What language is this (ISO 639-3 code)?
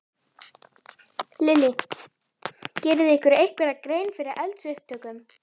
isl